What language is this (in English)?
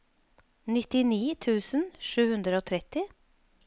Norwegian